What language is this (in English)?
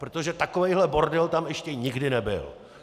Czech